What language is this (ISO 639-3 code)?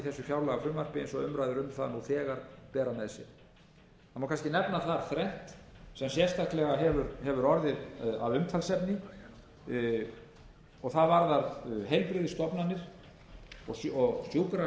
isl